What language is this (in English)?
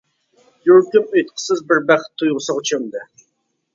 Uyghur